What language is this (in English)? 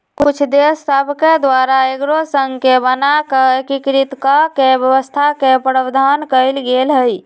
Magahi